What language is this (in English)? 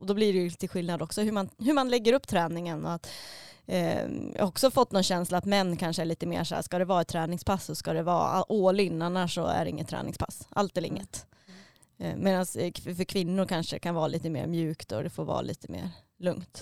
Swedish